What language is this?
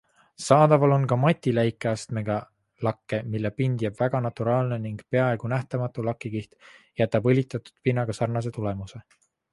Estonian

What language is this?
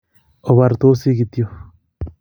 Kalenjin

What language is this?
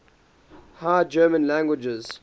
English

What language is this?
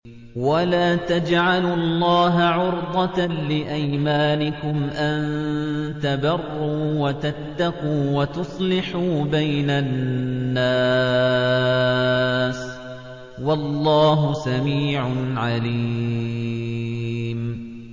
Arabic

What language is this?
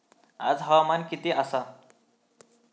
Marathi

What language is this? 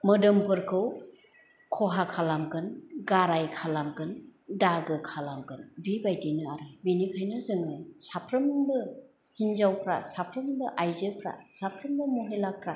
Bodo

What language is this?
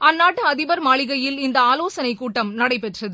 Tamil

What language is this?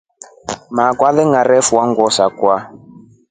Rombo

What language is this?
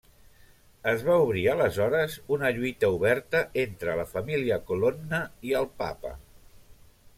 Catalan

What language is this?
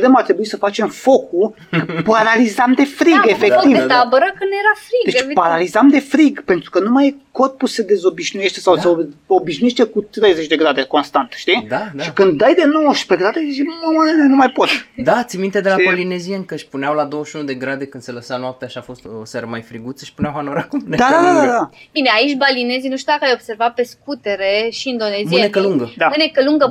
Romanian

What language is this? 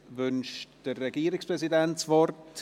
Swiss German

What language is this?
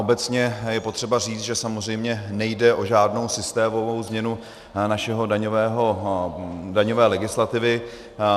Czech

